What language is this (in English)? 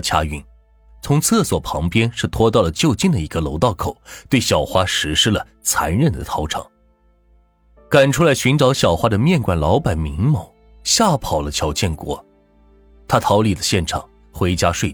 Chinese